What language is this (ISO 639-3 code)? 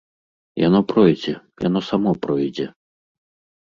bel